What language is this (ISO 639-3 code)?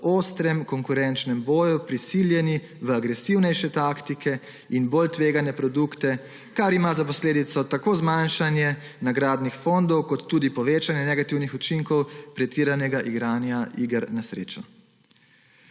slv